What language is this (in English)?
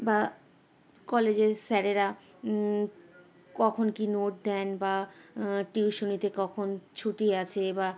Bangla